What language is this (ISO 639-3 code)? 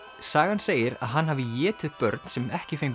isl